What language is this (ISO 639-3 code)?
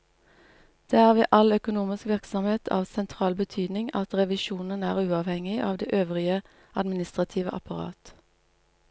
nor